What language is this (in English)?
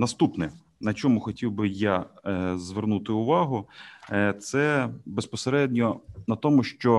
Ukrainian